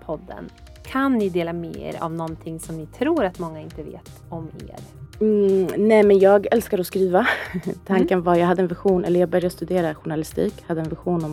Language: Swedish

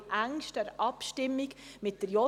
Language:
Swiss German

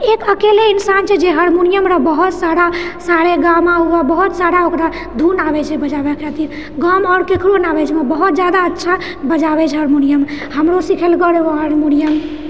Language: Maithili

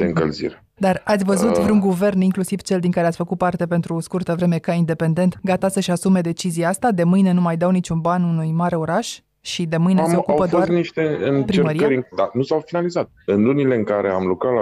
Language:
Romanian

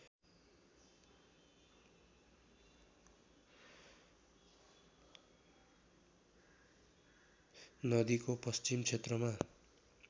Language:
Nepali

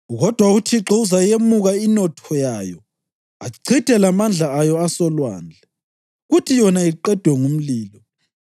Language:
North Ndebele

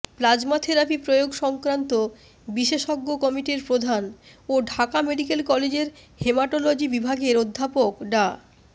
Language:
Bangla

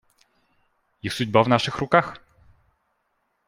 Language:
Russian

